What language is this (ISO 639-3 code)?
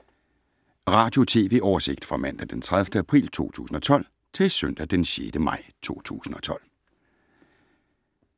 dan